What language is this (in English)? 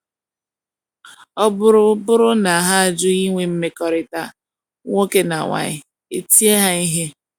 Igbo